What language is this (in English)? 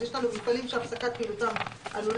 Hebrew